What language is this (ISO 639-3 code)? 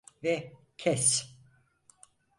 tur